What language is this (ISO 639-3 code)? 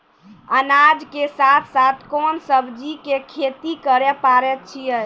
mai